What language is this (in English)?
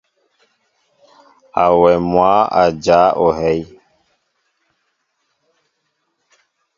Mbo (Cameroon)